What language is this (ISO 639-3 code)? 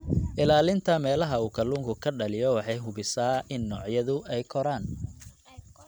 som